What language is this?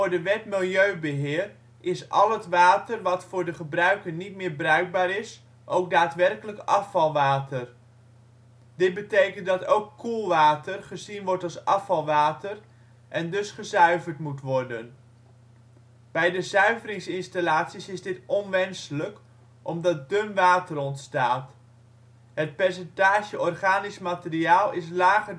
Dutch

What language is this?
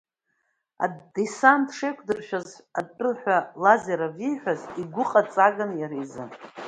Abkhazian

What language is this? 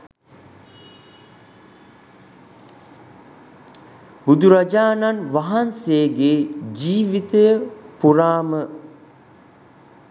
Sinhala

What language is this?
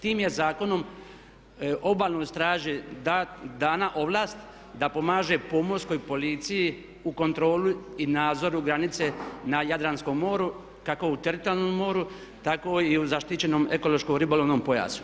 Croatian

